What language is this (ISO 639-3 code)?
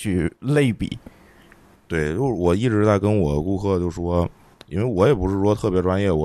zho